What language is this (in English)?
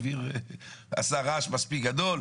Hebrew